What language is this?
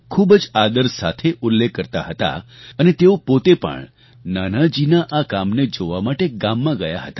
Gujarati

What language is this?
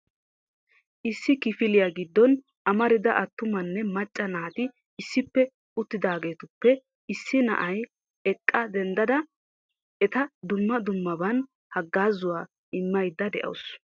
Wolaytta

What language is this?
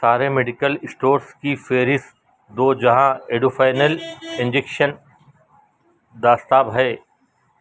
Urdu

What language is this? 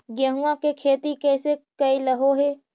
Magahi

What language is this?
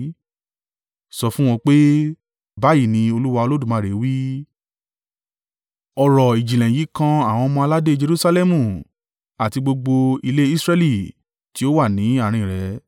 Yoruba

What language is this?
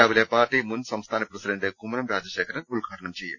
Malayalam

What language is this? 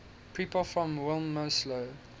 English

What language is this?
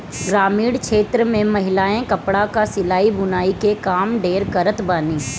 Bhojpuri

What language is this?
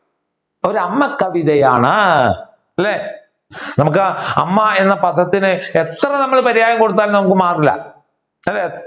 Malayalam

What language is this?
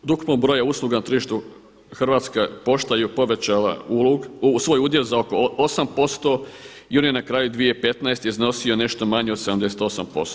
Croatian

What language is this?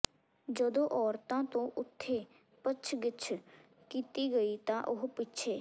Punjabi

